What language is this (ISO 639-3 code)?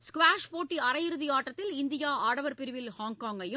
tam